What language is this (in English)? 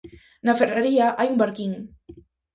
Galician